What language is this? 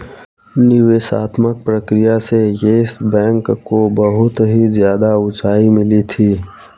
Hindi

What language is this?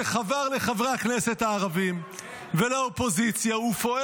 Hebrew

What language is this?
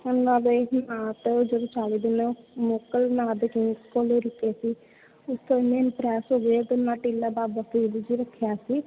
Punjabi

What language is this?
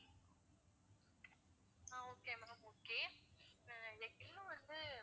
Tamil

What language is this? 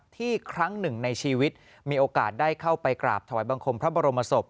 Thai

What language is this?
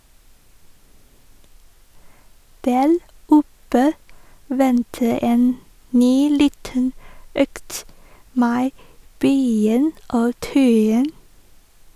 Norwegian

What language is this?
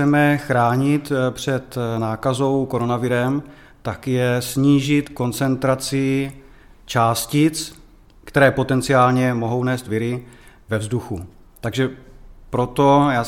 Czech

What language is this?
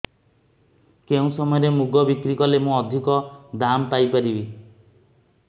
Odia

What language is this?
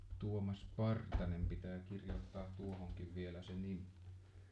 Finnish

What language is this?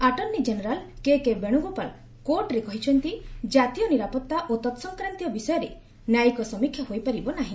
Odia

